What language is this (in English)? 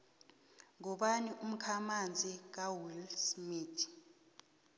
South Ndebele